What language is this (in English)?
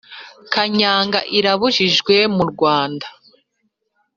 Kinyarwanda